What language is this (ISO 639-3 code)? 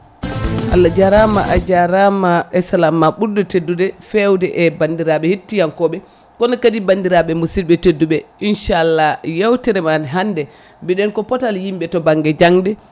ful